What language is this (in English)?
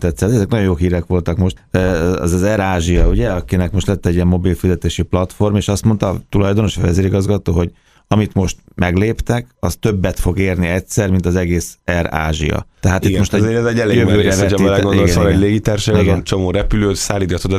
Hungarian